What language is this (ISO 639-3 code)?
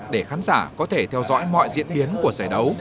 vie